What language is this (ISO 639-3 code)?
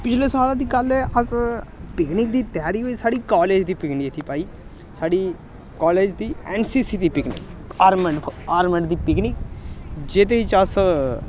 doi